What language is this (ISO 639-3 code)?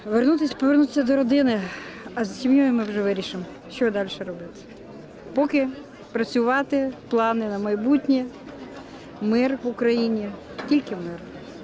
ind